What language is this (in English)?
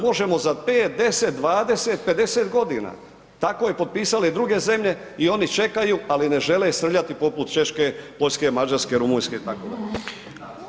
Croatian